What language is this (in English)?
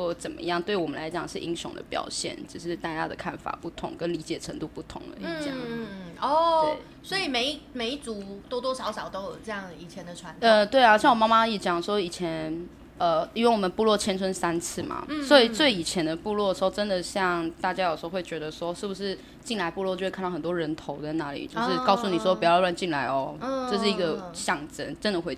Chinese